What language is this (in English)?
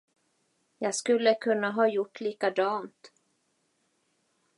Swedish